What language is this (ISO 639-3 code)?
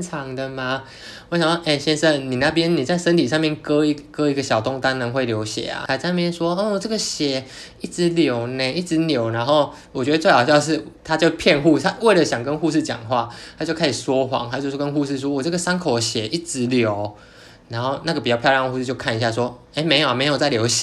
zho